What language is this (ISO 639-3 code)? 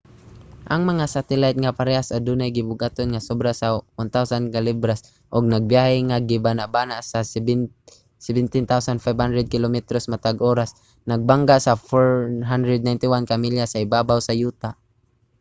ceb